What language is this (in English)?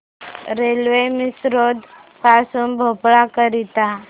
Marathi